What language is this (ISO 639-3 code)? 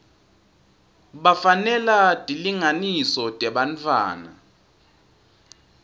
ssw